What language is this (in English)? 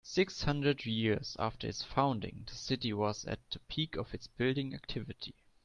English